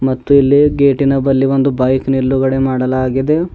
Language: Kannada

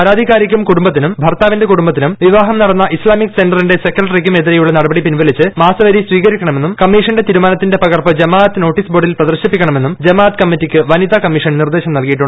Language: Malayalam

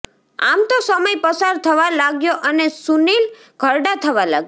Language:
Gujarati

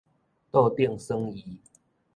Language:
Min Nan Chinese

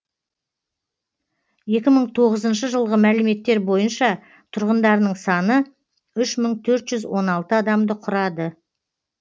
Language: Kazakh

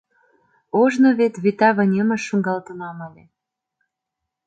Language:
Mari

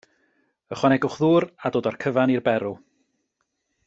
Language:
Welsh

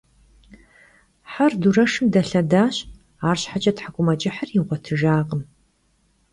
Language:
Kabardian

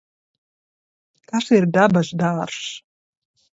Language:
Latvian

